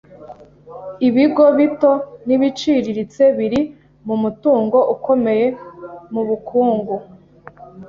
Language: Kinyarwanda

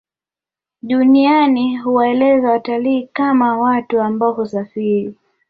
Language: Swahili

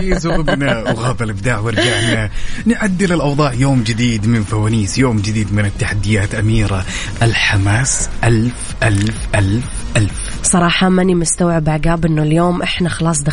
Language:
Arabic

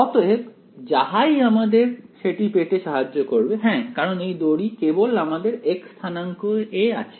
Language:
Bangla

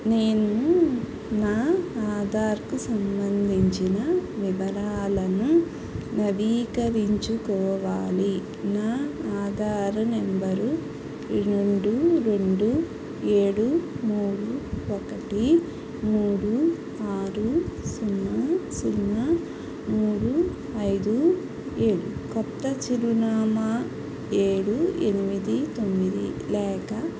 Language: Telugu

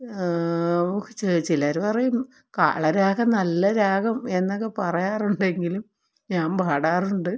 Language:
Malayalam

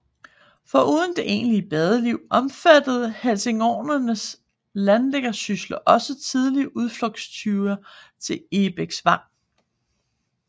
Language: Danish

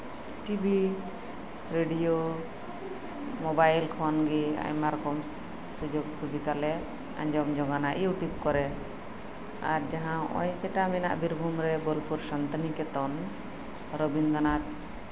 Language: Santali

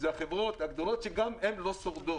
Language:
Hebrew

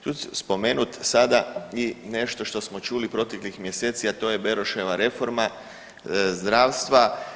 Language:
Croatian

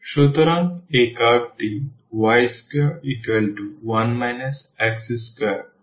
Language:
Bangla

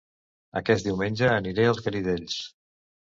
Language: Catalan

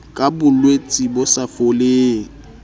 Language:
Southern Sotho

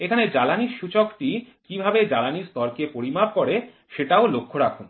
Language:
Bangla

